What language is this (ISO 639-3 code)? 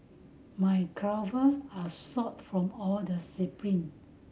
eng